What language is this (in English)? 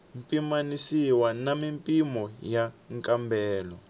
Tsonga